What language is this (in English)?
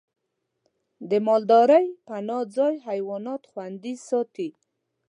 Pashto